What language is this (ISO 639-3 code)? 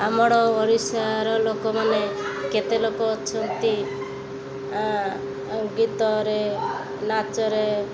ori